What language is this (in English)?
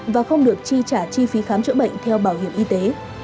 Vietnamese